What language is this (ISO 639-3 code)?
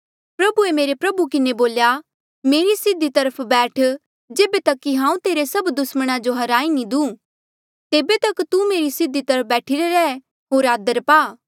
mjl